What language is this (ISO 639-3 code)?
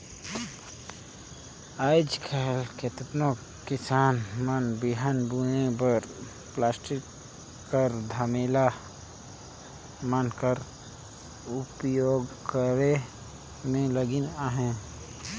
hne